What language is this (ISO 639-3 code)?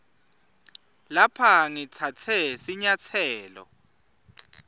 ssw